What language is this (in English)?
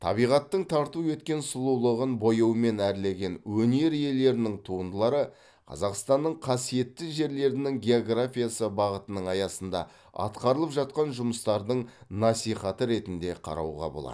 Kazakh